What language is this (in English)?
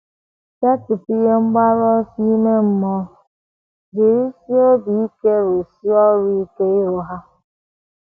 Igbo